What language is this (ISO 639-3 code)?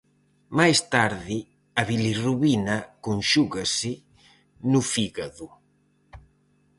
glg